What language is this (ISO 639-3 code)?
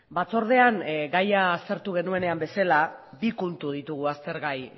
eus